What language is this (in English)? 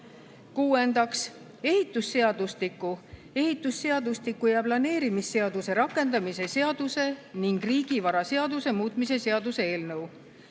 Estonian